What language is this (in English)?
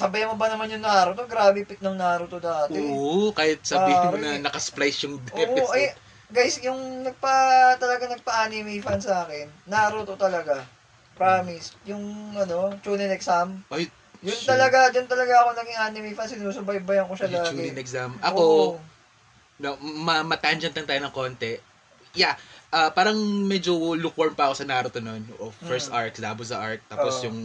Filipino